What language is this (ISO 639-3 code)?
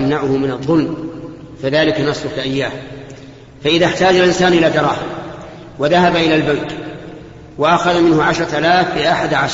ara